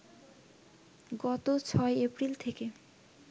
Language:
Bangla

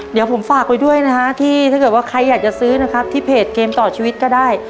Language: Thai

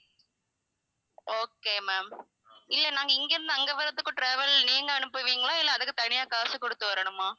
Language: Tamil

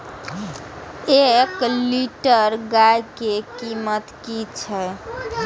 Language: Maithili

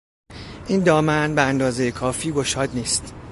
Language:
Persian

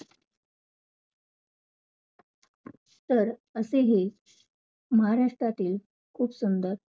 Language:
Marathi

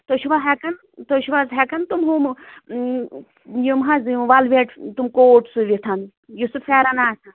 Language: Kashmiri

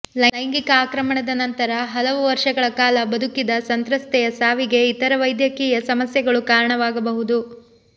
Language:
Kannada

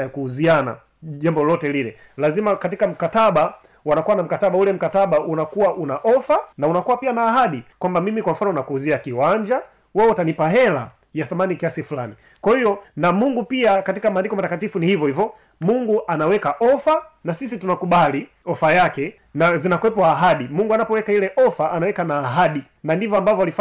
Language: Swahili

